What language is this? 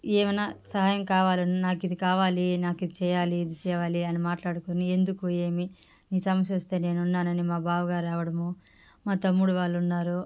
Telugu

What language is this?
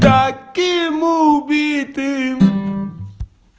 Russian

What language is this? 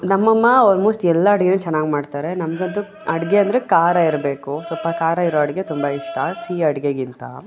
Kannada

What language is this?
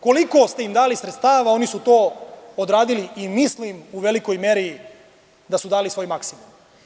Serbian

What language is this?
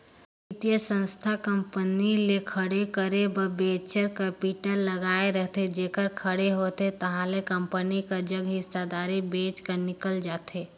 Chhattisgarhi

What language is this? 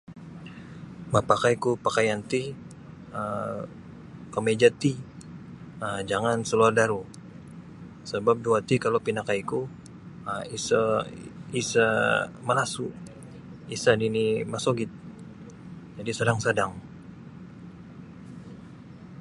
Sabah Bisaya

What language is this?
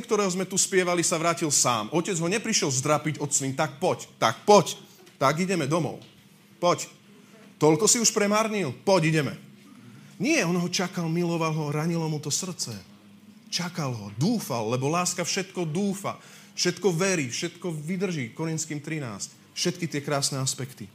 Slovak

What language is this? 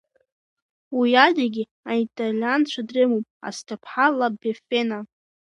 Abkhazian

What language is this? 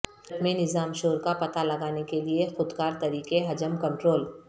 Urdu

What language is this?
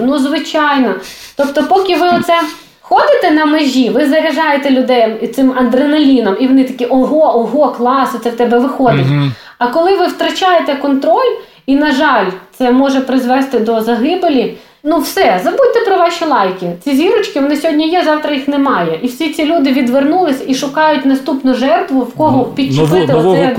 Ukrainian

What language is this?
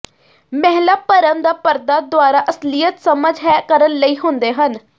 Punjabi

